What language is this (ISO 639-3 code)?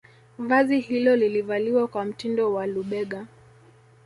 swa